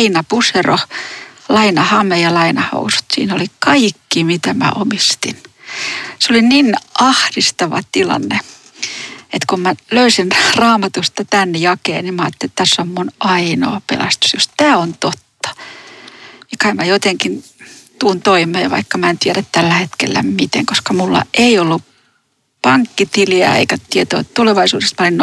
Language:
Finnish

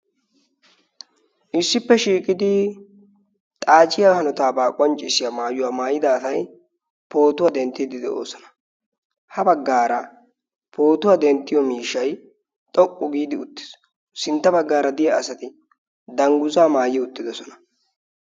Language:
Wolaytta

